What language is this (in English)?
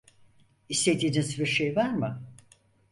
Turkish